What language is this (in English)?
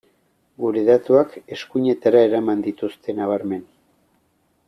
Basque